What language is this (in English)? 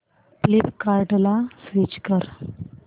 Marathi